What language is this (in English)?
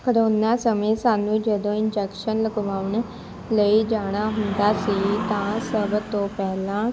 Punjabi